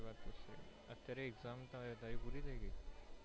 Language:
Gujarati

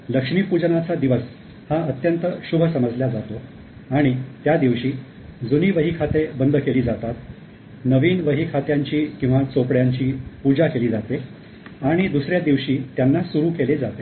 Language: Marathi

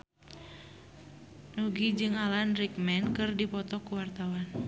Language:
Sundanese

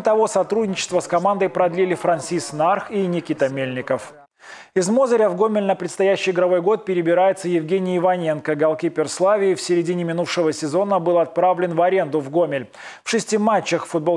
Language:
Russian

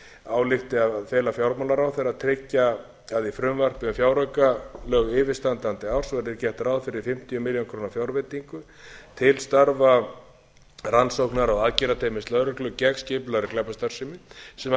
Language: Icelandic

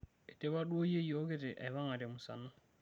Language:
Masai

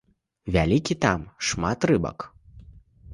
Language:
Belarusian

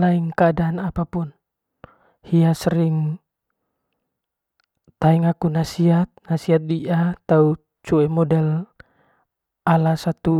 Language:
Manggarai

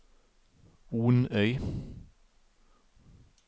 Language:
Norwegian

